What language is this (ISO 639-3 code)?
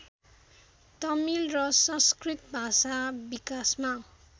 nep